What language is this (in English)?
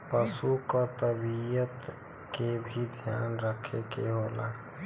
Bhojpuri